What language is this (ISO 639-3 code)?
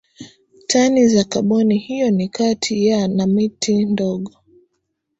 swa